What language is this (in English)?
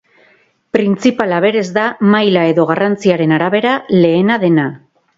Basque